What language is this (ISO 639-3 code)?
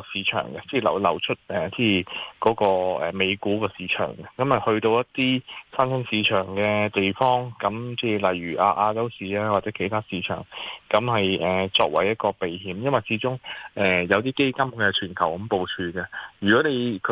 zho